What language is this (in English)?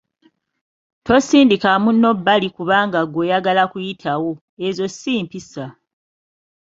Ganda